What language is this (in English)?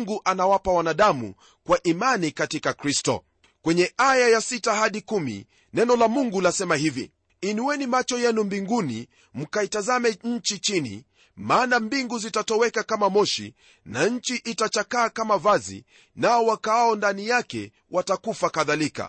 Swahili